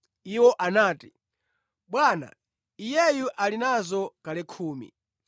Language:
Nyanja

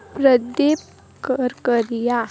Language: Odia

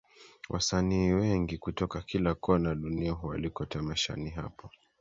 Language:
Swahili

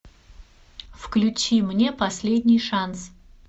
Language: Russian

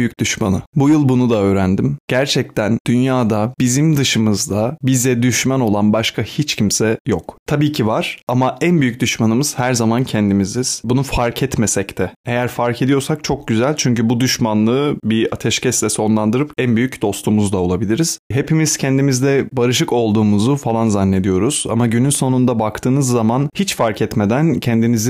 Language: Turkish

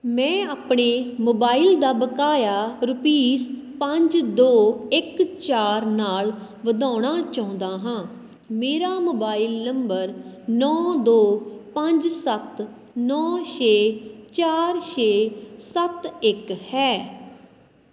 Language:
Punjabi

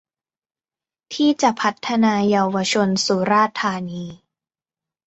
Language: Thai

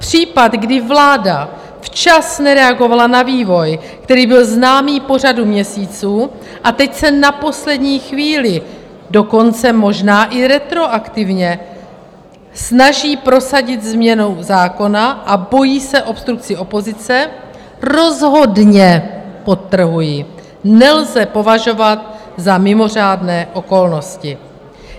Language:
Czech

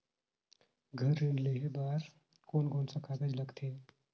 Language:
Chhattisgarhi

